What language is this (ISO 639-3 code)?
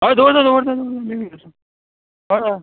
kok